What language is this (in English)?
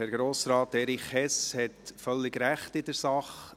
Swiss German